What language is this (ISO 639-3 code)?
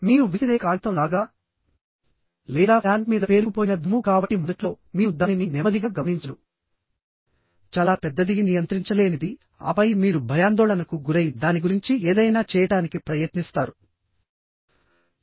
tel